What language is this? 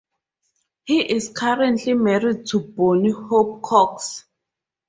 English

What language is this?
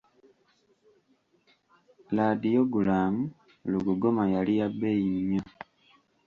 Ganda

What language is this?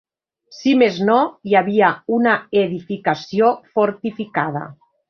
Catalan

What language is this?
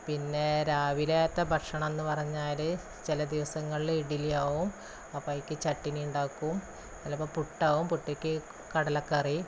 Malayalam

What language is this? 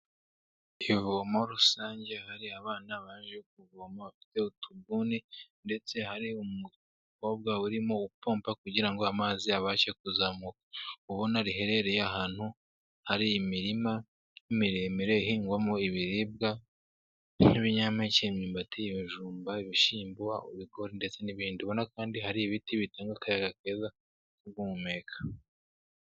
Kinyarwanda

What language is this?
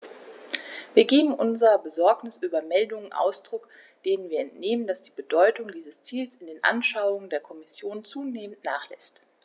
German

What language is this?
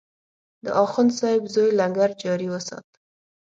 Pashto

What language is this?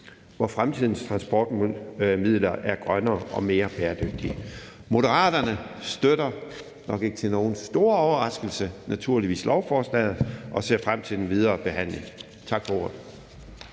Danish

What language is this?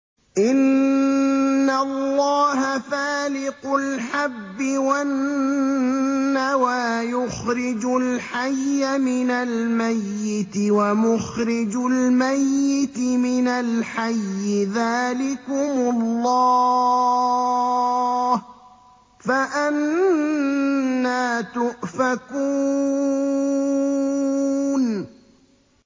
Arabic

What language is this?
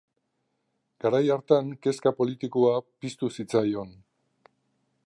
Basque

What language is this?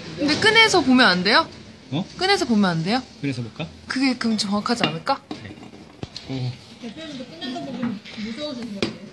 Korean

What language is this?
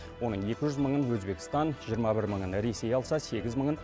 Kazakh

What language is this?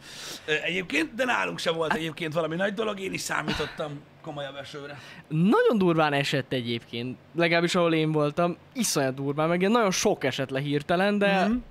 Hungarian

